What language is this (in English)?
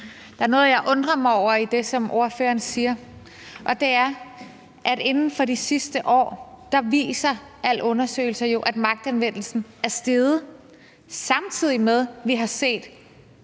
Danish